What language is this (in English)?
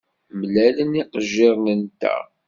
Kabyle